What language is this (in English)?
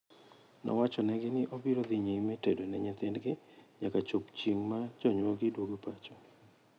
Luo (Kenya and Tanzania)